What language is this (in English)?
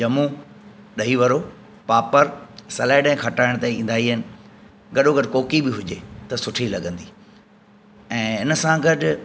Sindhi